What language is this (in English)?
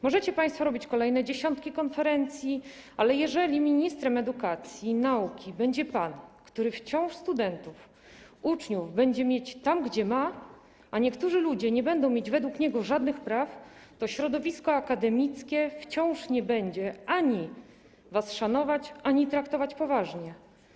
Polish